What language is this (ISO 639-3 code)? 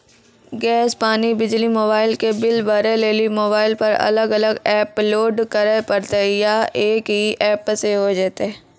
mai